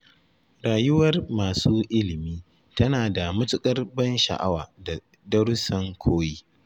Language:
Hausa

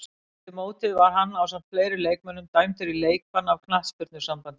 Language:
Icelandic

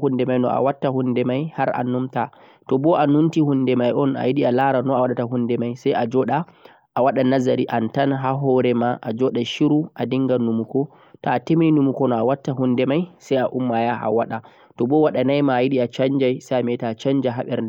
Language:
Central-Eastern Niger Fulfulde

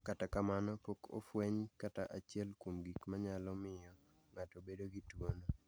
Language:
Luo (Kenya and Tanzania)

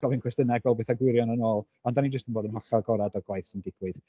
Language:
Welsh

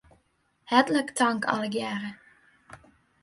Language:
Western Frisian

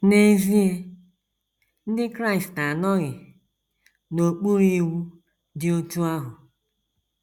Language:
Igbo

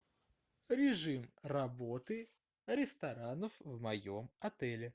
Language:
Russian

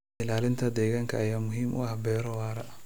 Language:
Somali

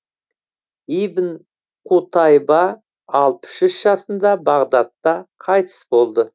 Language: Kazakh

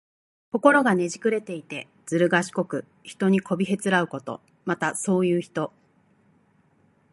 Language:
Japanese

